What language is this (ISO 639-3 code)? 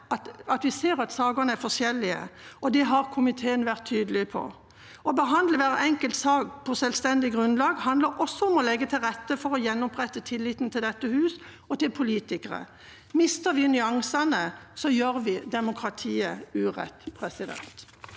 nor